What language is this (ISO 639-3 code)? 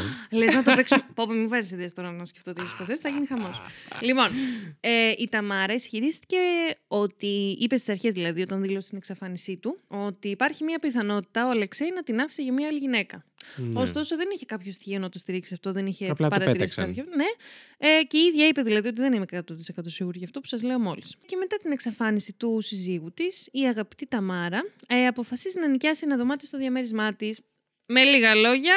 ell